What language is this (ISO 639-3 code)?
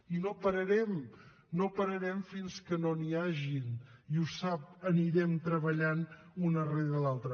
cat